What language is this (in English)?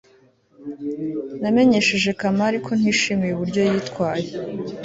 Kinyarwanda